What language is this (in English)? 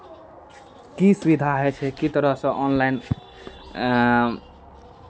Maithili